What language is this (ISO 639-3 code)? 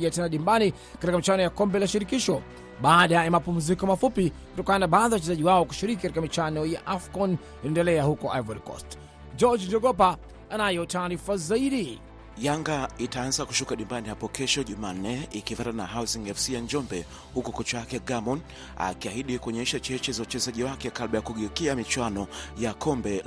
swa